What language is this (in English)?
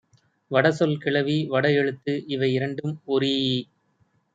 Tamil